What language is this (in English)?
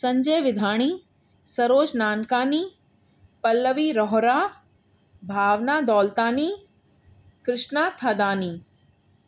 Sindhi